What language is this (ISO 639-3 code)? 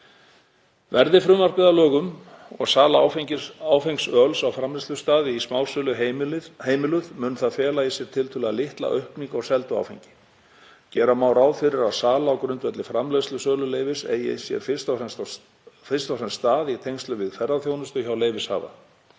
isl